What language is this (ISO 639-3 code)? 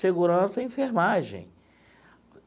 por